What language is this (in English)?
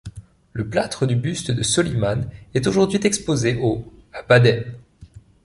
French